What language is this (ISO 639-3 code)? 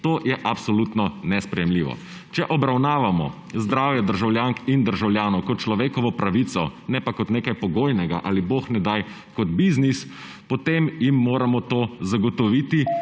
slv